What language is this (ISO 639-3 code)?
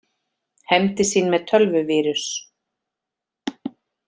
isl